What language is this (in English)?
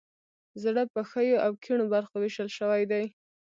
Pashto